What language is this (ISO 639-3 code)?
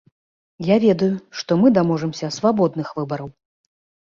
bel